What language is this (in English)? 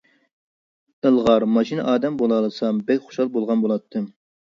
Uyghur